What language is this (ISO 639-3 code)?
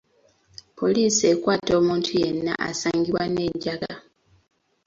lug